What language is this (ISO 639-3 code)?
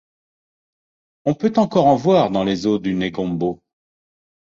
fra